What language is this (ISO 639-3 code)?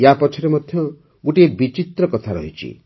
ori